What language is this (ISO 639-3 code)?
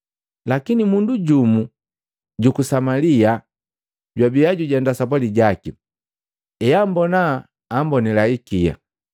mgv